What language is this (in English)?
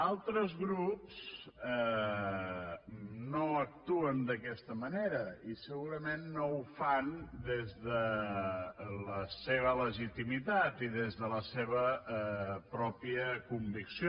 Catalan